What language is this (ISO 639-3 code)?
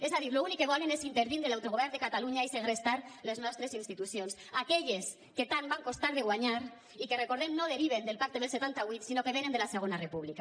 cat